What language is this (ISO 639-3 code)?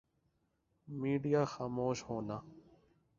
urd